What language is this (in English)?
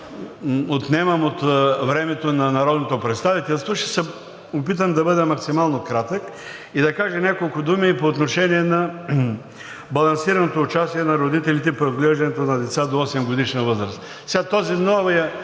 Bulgarian